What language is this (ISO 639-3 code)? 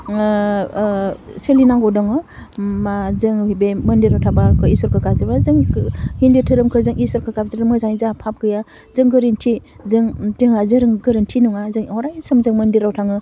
brx